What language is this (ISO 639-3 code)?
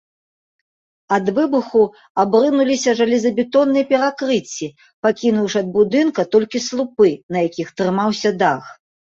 bel